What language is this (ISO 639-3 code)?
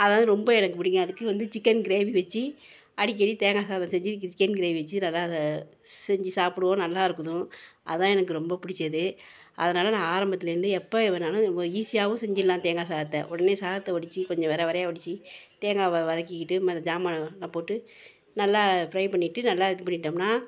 tam